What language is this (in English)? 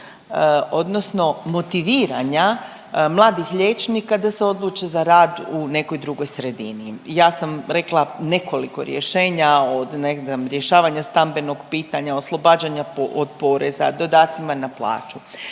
Croatian